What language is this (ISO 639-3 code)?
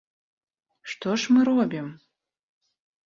bel